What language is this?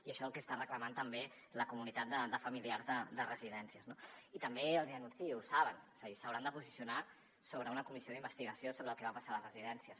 Catalan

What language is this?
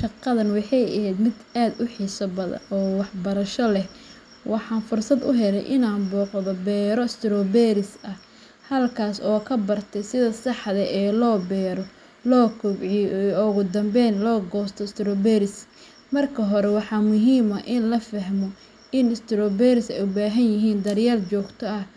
Somali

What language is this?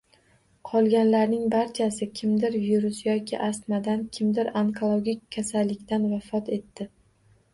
Uzbek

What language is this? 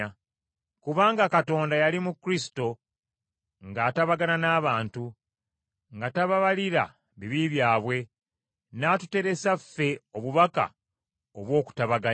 Ganda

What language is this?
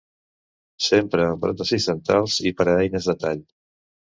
Catalan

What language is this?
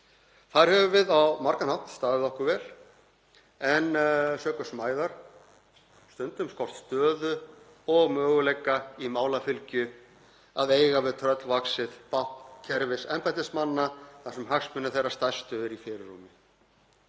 Icelandic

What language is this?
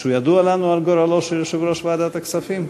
Hebrew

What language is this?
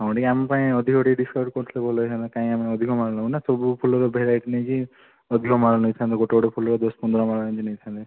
Odia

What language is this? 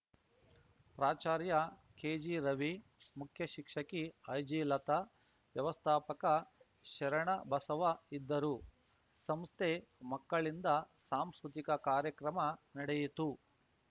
Kannada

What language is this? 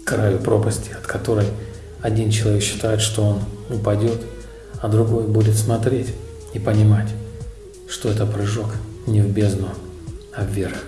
Russian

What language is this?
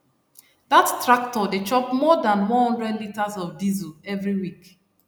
Nigerian Pidgin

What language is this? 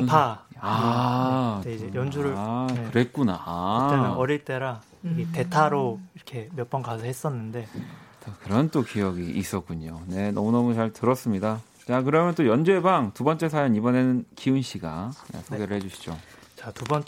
Korean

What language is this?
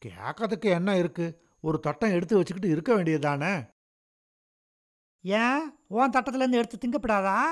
Tamil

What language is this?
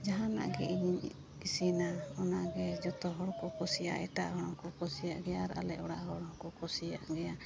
Santali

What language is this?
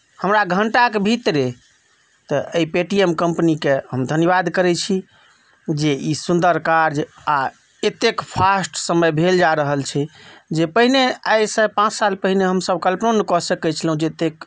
Maithili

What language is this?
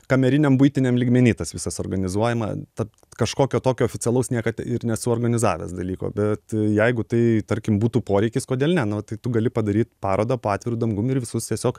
Lithuanian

